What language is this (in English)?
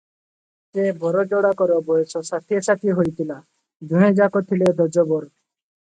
Odia